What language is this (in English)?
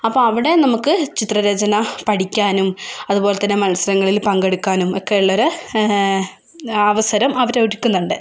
Malayalam